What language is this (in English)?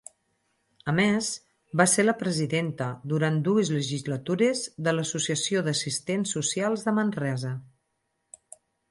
Catalan